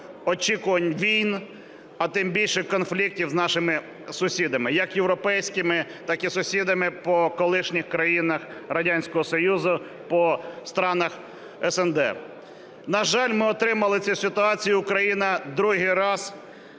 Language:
Ukrainian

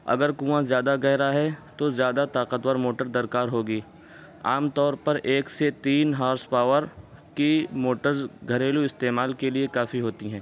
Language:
Urdu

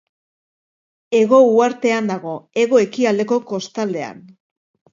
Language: Basque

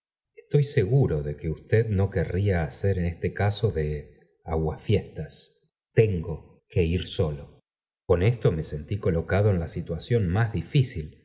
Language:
Spanish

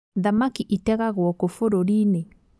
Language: Kikuyu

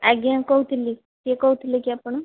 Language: Odia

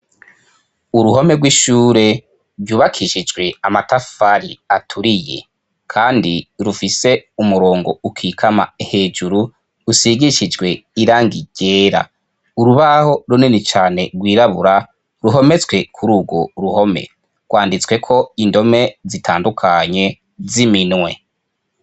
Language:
Rundi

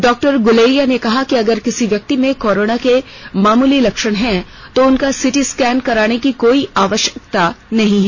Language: Hindi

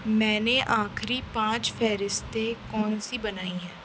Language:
Urdu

